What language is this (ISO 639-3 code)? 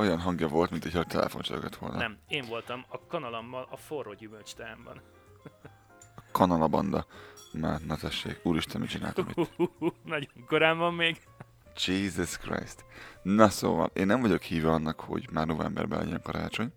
hun